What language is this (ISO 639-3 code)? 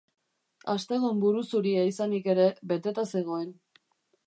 eus